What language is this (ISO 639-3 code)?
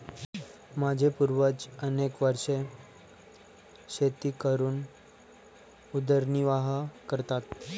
mar